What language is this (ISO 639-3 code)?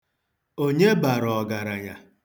ibo